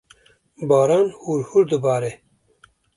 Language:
Kurdish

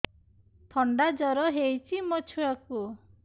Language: Odia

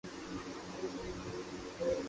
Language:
Loarki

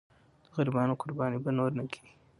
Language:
Pashto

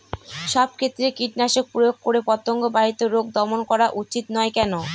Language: Bangla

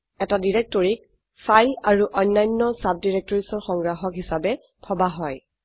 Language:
Assamese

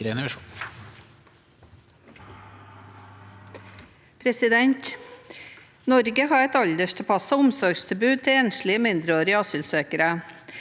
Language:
Norwegian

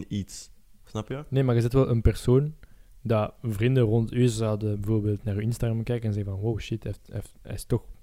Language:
Dutch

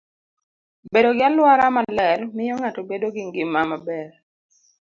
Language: Luo (Kenya and Tanzania)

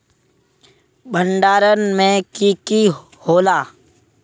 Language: Magahi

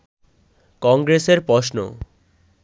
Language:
Bangla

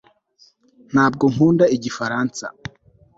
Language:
Kinyarwanda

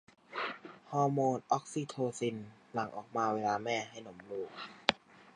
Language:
Thai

